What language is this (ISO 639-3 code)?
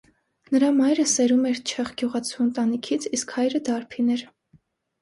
hye